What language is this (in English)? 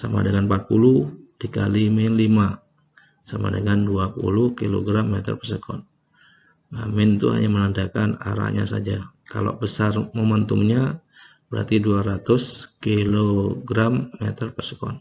Indonesian